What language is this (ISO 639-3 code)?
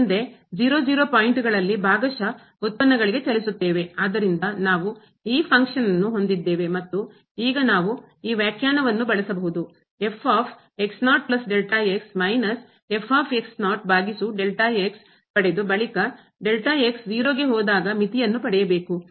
kan